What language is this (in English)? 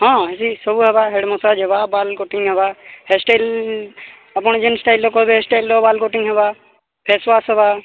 Odia